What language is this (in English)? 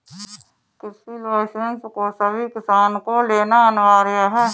Hindi